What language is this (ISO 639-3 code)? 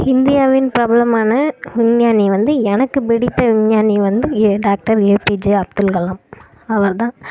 tam